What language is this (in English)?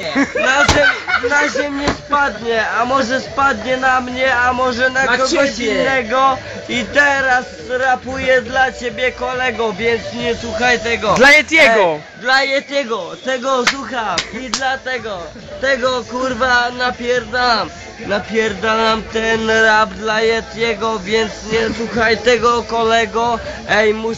Polish